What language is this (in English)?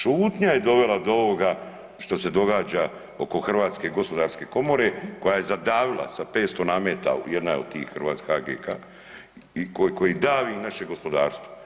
Croatian